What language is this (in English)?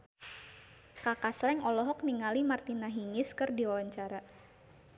Sundanese